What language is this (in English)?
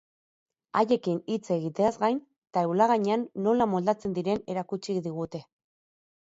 Basque